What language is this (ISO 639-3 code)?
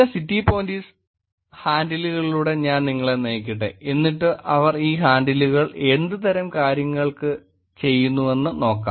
mal